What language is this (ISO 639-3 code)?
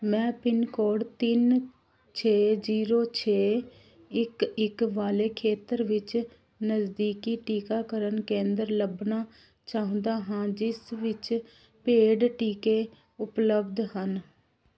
pan